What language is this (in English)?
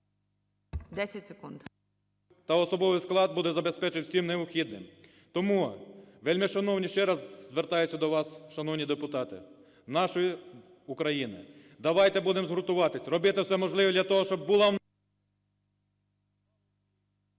Ukrainian